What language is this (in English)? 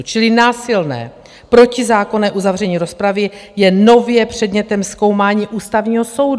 Czech